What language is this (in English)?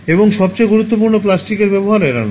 Bangla